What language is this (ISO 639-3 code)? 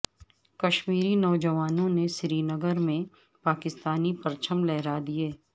urd